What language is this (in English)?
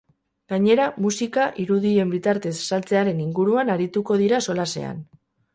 Basque